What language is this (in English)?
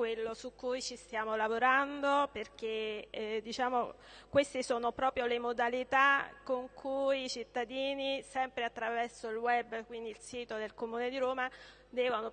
Italian